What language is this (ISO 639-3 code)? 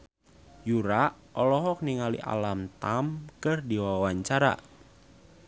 sun